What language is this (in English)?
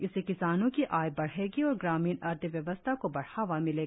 Hindi